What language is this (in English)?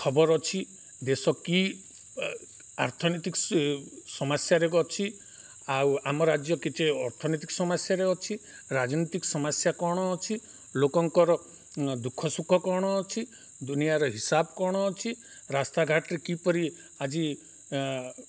Odia